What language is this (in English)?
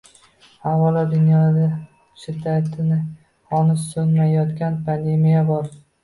Uzbek